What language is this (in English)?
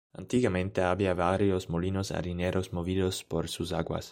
Spanish